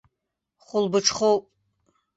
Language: Abkhazian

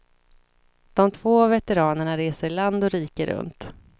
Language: Swedish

